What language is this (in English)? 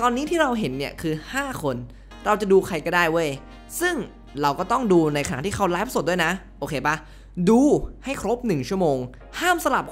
Thai